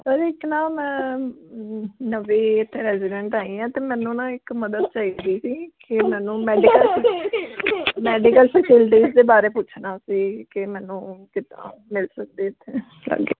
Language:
Punjabi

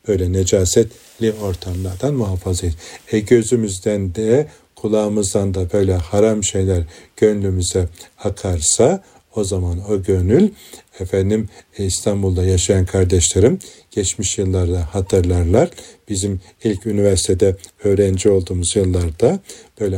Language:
Turkish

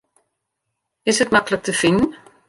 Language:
Western Frisian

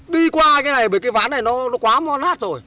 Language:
Vietnamese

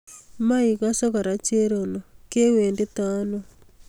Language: Kalenjin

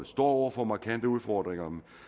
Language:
Danish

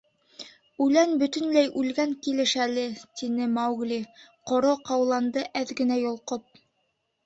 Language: Bashkir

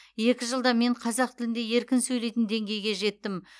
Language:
Kazakh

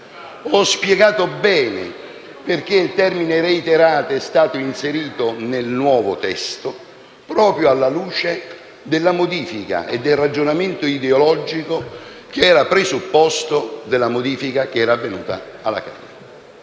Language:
Italian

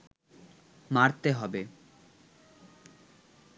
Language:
Bangla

